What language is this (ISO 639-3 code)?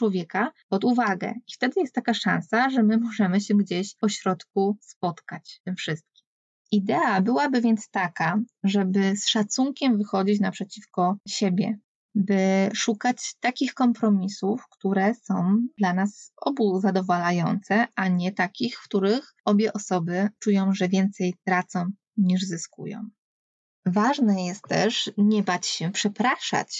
pol